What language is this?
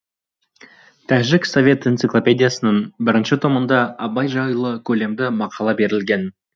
Kazakh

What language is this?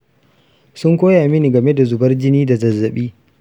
Hausa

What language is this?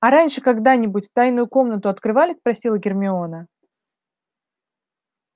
Russian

